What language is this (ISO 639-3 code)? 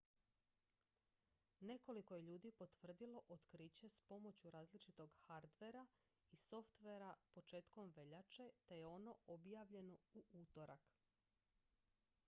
hrv